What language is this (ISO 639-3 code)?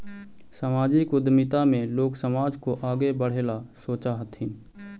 mag